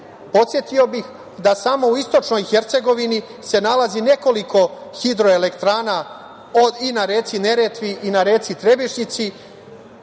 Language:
Serbian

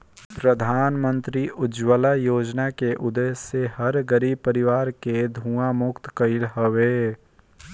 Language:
Bhojpuri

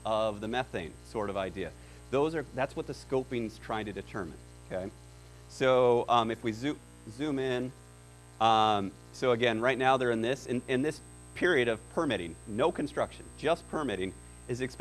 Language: English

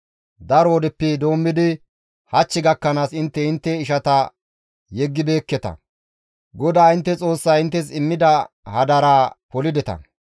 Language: Gamo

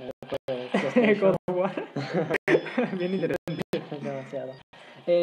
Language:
Spanish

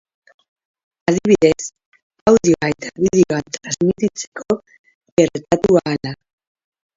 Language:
Basque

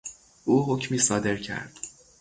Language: Persian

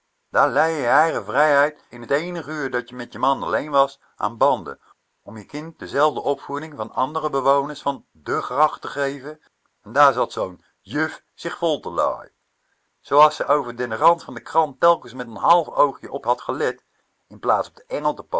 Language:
Dutch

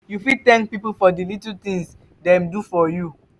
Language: Nigerian Pidgin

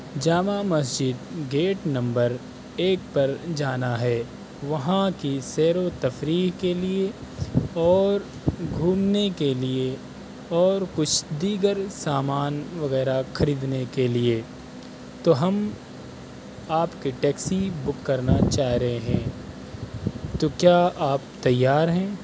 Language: Urdu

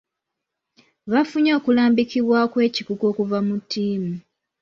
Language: Ganda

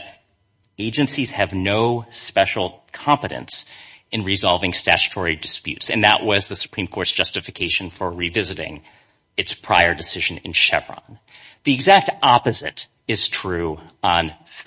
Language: English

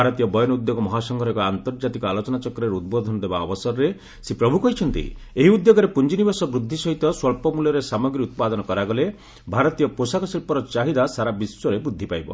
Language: Odia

